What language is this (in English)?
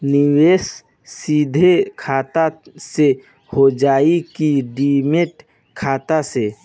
Bhojpuri